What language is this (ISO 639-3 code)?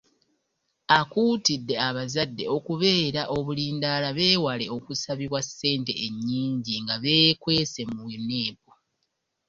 lug